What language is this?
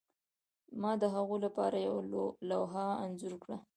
Pashto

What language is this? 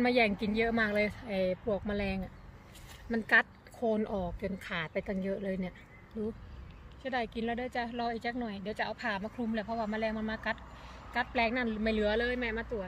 Thai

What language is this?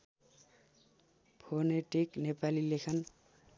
Nepali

